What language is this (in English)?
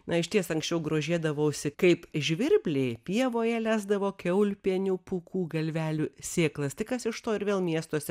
Lithuanian